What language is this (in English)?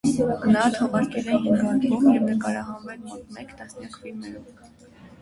Armenian